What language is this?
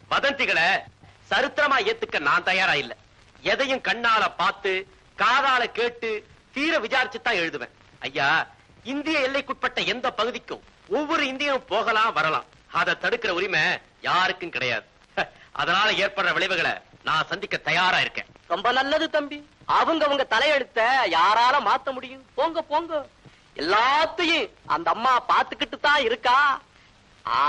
Tamil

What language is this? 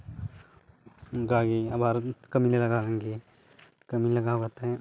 Santali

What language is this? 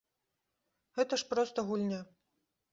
Belarusian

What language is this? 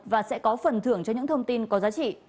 Vietnamese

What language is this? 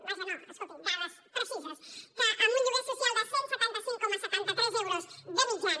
Catalan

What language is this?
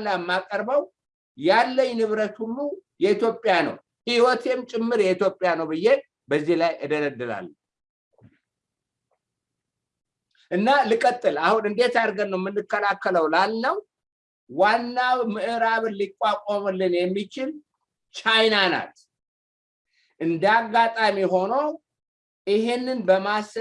Amharic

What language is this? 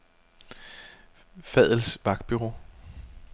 Danish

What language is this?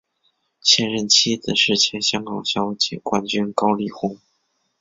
Chinese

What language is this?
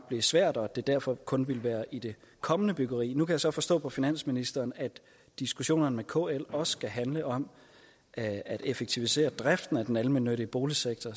Danish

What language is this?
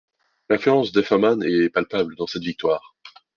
French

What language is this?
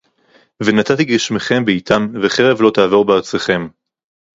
Hebrew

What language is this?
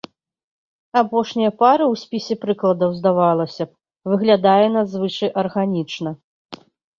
Belarusian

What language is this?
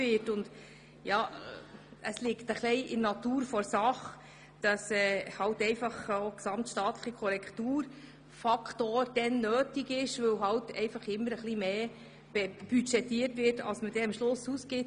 Swiss German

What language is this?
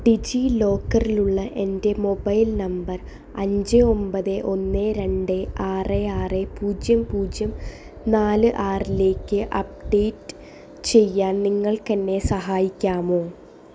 Malayalam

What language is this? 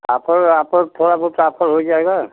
Hindi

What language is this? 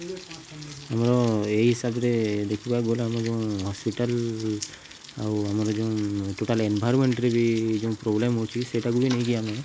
Odia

